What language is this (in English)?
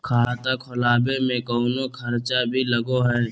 Magahi